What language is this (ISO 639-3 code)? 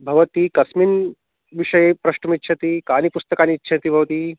san